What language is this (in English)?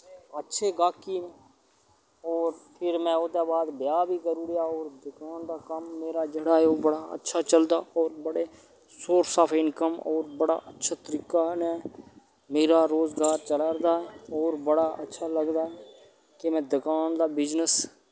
Dogri